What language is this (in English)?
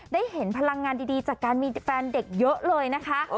Thai